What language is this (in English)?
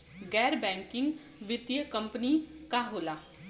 Bhojpuri